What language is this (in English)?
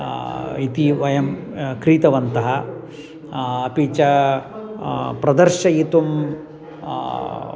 Sanskrit